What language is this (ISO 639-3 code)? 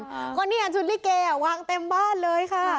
tha